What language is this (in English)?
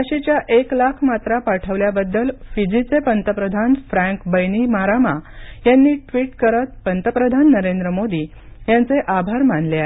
Marathi